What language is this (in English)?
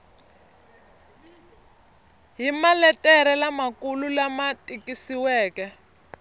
Tsonga